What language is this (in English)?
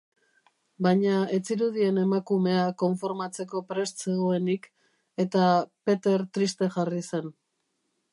Basque